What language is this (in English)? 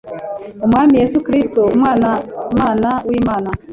Kinyarwanda